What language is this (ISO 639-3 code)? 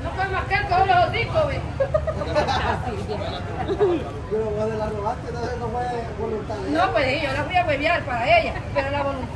spa